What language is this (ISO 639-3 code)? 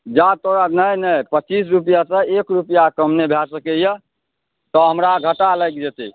mai